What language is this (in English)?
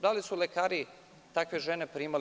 Serbian